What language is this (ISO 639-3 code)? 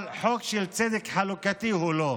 heb